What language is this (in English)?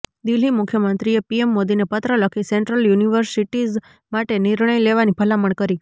Gujarati